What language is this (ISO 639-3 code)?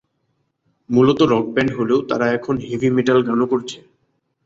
ben